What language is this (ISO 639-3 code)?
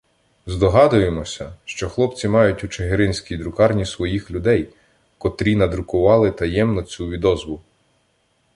ukr